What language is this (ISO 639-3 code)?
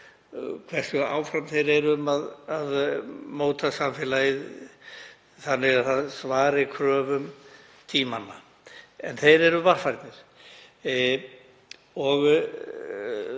isl